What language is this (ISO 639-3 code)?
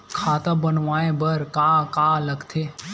hne